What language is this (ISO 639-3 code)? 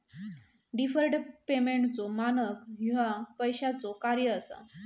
mar